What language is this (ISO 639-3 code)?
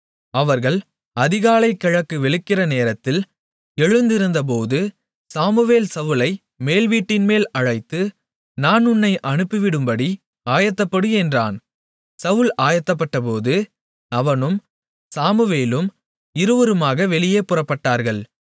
tam